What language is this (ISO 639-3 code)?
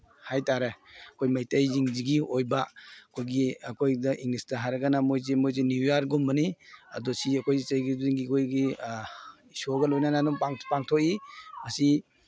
mni